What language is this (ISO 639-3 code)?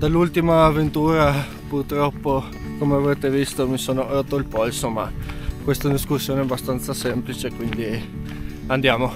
ita